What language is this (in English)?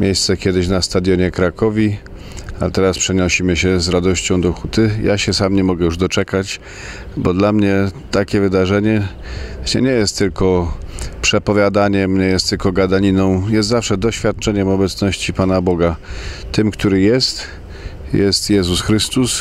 Polish